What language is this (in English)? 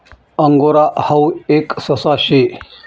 Marathi